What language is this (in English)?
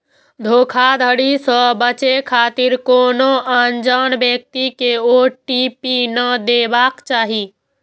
Maithili